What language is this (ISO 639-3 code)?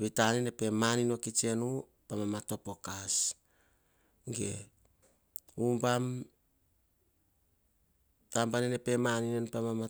hah